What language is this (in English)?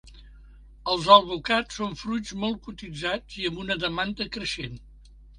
Catalan